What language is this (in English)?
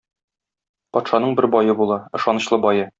Tatar